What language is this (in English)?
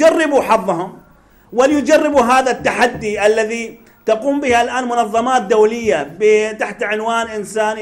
Arabic